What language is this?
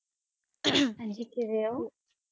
Punjabi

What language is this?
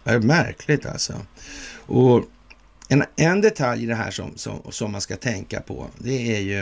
Swedish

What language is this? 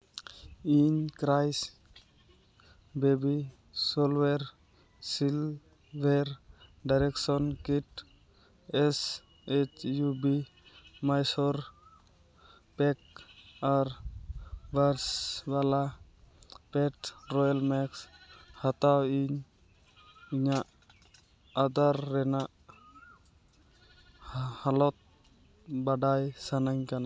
Santali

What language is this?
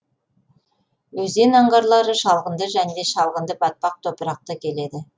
Kazakh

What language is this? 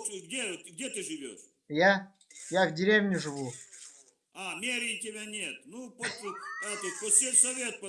Russian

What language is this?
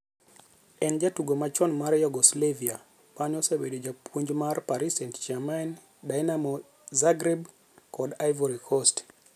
Luo (Kenya and Tanzania)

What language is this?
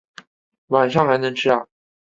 Chinese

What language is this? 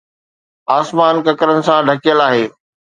Sindhi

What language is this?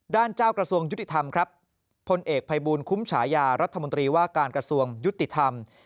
Thai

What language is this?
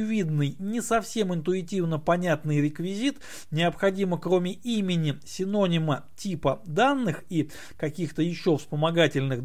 Russian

